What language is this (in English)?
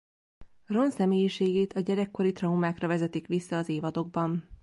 Hungarian